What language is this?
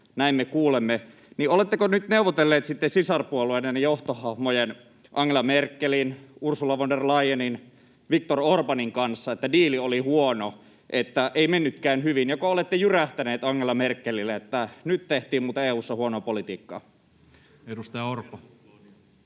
Finnish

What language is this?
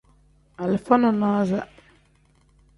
Tem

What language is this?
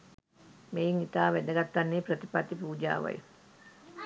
Sinhala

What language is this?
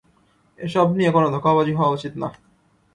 Bangla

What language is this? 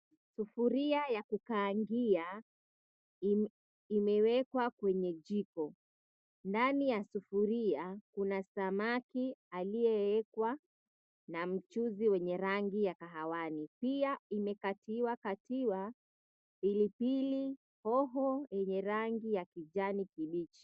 Swahili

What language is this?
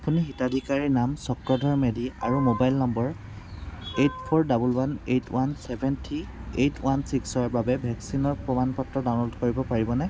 Assamese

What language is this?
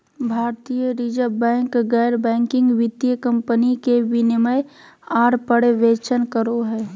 Magahi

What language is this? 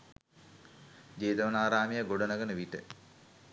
Sinhala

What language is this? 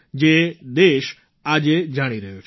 Gujarati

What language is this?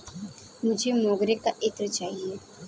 Hindi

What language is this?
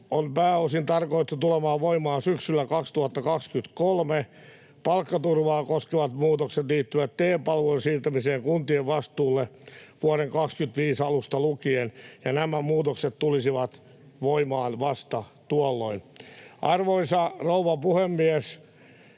Finnish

